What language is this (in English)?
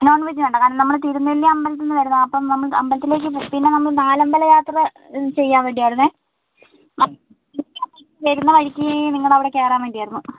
Malayalam